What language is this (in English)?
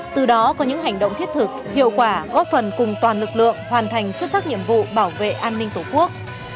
Vietnamese